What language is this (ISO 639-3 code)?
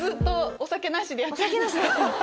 jpn